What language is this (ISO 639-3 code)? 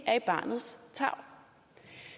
dan